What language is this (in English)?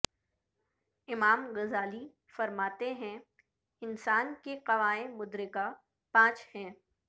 Urdu